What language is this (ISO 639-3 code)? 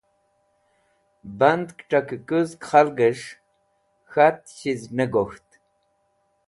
wbl